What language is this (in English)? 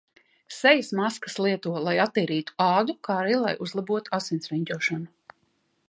Latvian